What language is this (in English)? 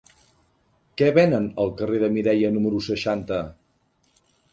Catalan